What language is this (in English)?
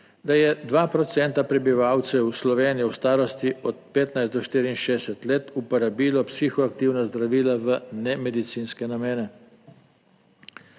Slovenian